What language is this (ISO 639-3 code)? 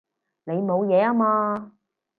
yue